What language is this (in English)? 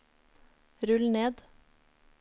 Norwegian